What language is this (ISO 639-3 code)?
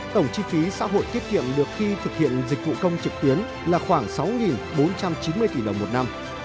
vie